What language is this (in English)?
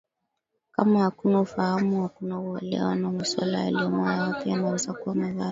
Swahili